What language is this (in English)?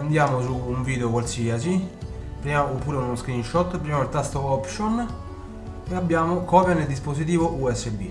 Italian